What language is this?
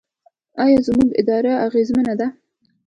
Pashto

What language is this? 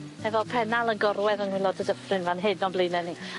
Welsh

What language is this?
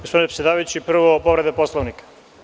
Serbian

